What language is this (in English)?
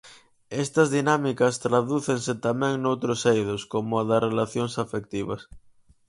Galician